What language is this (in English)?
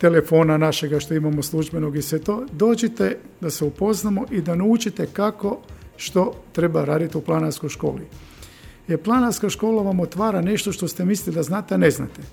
Croatian